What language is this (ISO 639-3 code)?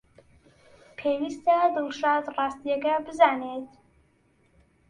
ckb